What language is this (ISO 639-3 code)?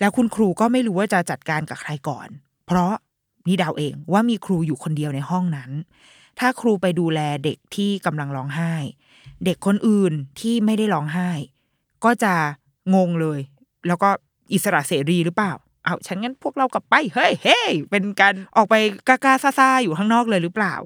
tha